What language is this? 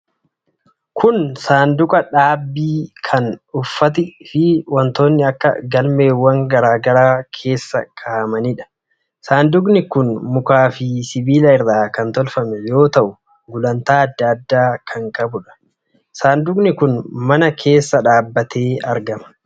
Oromo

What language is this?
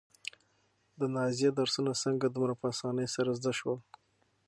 Pashto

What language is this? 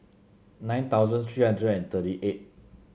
English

